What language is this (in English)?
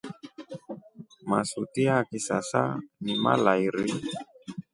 Rombo